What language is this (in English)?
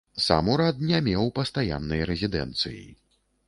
Belarusian